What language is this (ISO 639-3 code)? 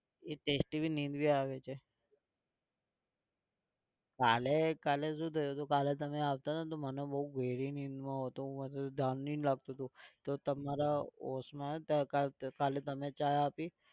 guj